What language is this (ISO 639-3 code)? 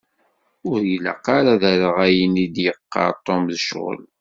kab